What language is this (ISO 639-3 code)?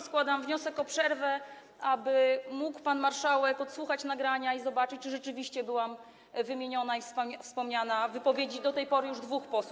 pol